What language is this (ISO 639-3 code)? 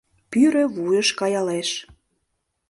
chm